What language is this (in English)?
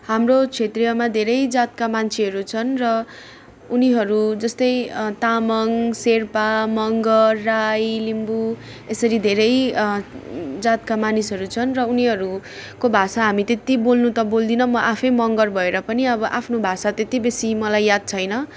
Nepali